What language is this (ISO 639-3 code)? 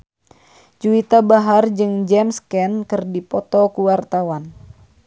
sun